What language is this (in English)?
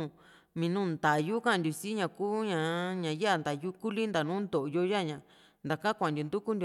Juxtlahuaca Mixtec